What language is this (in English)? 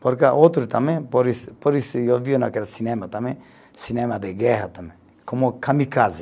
Portuguese